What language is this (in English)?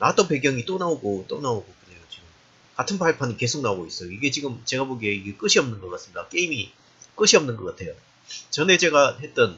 Korean